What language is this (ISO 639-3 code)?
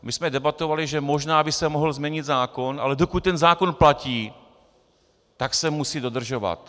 ces